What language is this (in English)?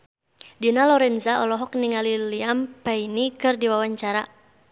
Sundanese